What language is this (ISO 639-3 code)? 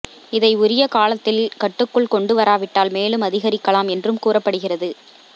tam